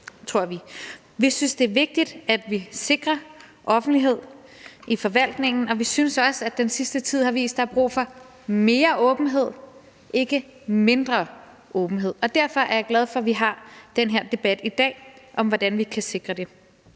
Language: Danish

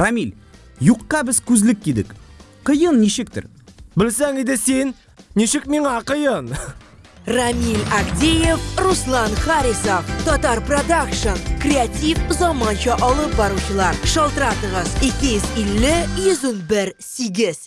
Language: Russian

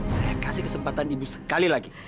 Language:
Indonesian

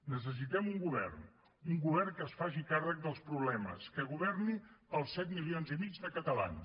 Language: Catalan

